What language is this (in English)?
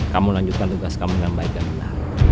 Indonesian